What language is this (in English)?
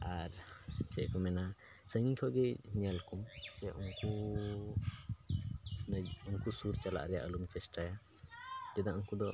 Santali